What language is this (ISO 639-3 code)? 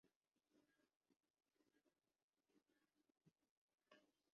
urd